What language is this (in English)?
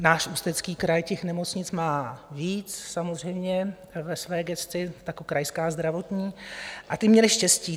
Czech